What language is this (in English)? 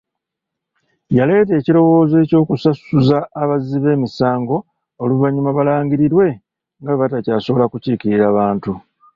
Ganda